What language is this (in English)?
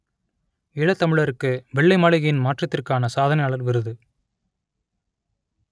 Tamil